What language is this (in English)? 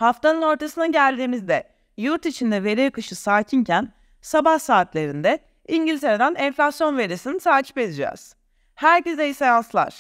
Turkish